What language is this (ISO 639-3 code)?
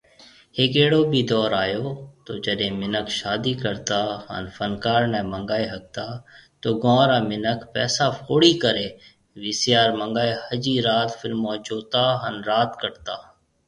mve